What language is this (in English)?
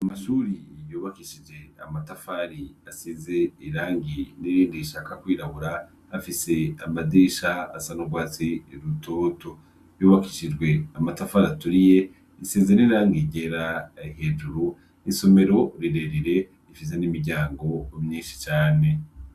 Rundi